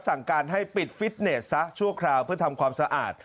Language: Thai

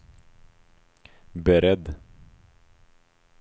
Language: Swedish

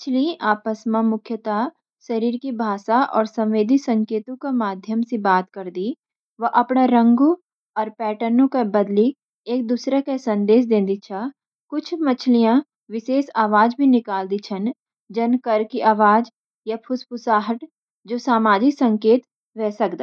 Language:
Garhwali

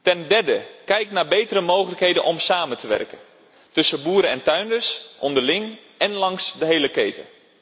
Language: Dutch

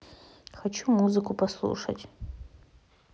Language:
Russian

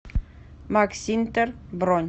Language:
Russian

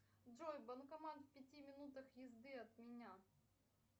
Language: Russian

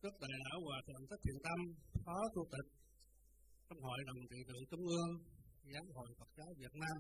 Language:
Vietnamese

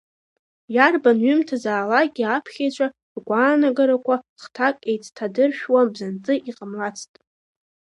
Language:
Abkhazian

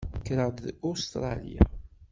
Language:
Kabyle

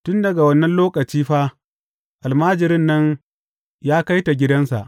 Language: Hausa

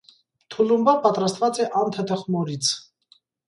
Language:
Armenian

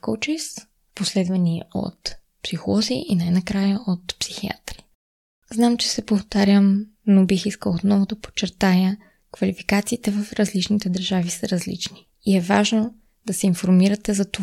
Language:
Bulgarian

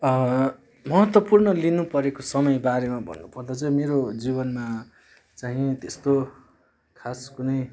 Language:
Nepali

